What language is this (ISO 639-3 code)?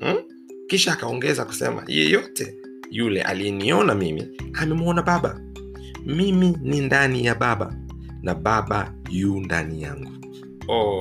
swa